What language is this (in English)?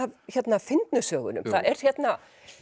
Icelandic